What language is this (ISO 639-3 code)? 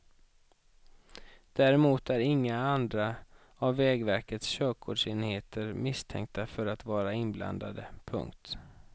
swe